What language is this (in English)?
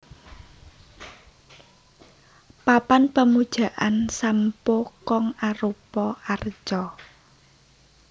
Javanese